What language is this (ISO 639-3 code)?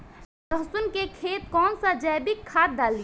bho